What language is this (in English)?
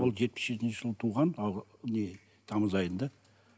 Kazakh